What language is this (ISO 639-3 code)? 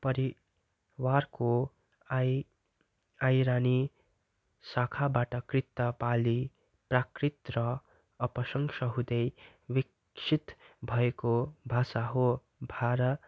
nep